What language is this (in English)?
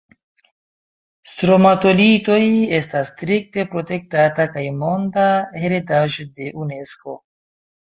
Esperanto